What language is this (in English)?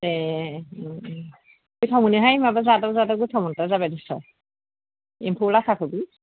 Bodo